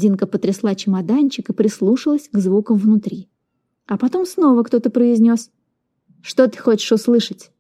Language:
Russian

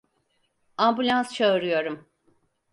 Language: Turkish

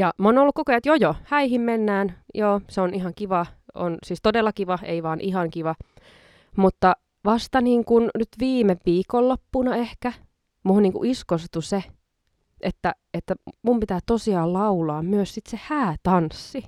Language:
Finnish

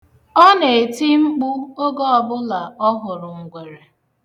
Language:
Igbo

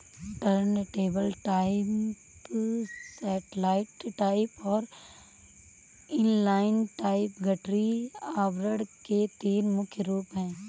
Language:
Hindi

